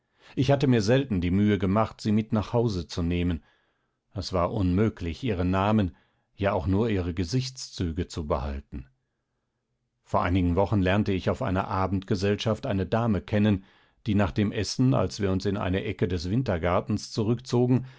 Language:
German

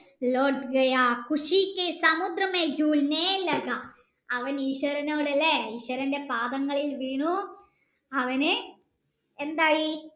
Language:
Malayalam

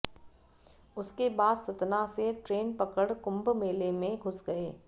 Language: Hindi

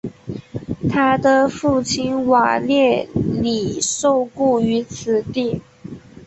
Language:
Chinese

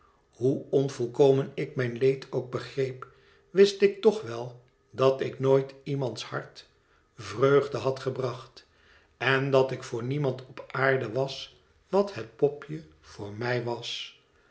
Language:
Dutch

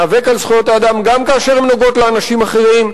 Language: Hebrew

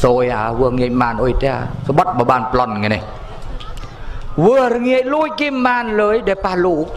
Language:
Thai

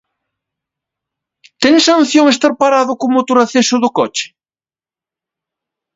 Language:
Galician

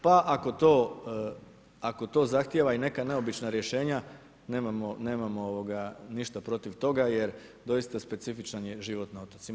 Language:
Croatian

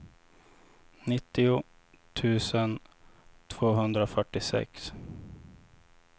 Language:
Swedish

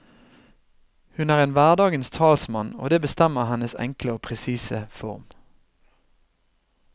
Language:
Norwegian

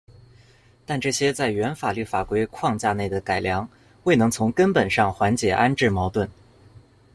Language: Chinese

